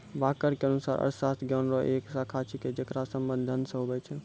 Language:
Maithili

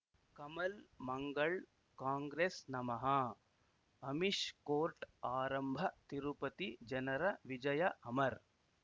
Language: Kannada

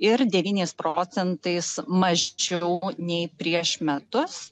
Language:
Lithuanian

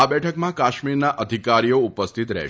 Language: Gujarati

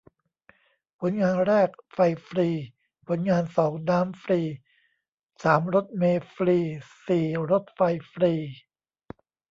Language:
Thai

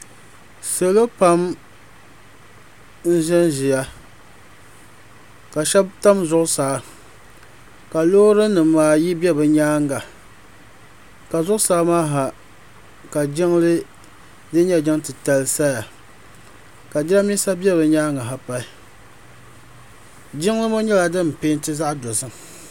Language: Dagbani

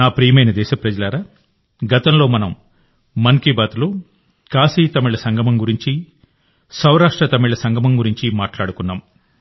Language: Telugu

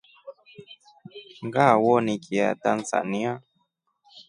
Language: Rombo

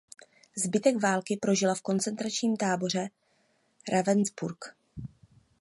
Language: Czech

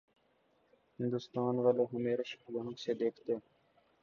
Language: Urdu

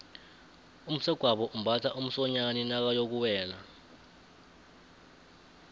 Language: South Ndebele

